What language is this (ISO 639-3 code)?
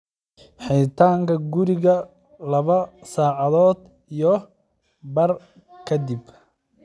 som